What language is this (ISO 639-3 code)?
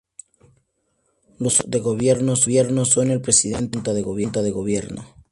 spa